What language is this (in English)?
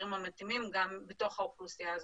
Hebrew